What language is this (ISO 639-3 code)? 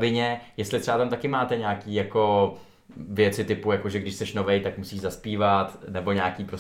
ces